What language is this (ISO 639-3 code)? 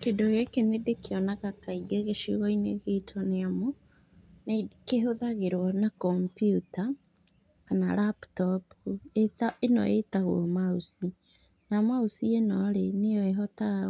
kik